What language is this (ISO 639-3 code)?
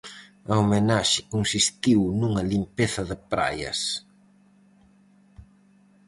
glg